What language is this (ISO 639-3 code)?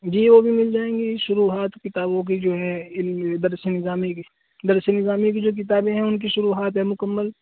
urd